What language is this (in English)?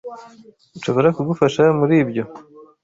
Kinyarwanda